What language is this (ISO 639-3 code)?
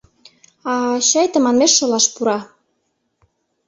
chm